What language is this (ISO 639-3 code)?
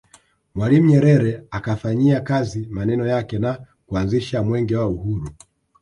swa